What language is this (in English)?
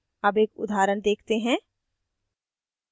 Hindi